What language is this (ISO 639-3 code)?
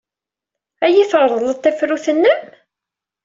kab